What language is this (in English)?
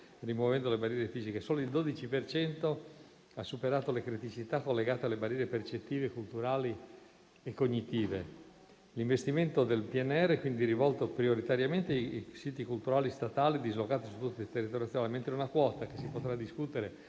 Italian